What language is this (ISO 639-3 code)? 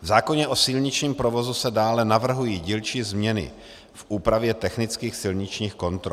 ces